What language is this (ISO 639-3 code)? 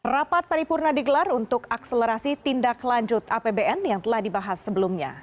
ind